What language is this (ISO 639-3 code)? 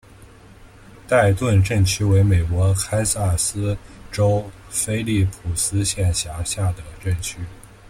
zho